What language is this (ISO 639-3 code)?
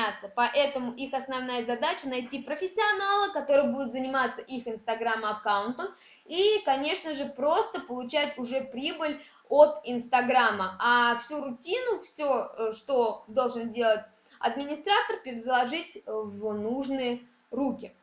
rus